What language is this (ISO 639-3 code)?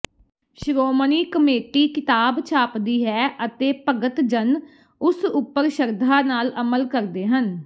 pan